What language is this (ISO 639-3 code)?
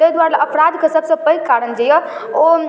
mai